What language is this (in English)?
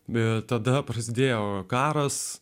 Lithuanian